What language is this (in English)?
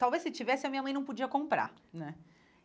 Portuguese